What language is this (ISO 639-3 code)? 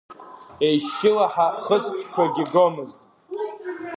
abk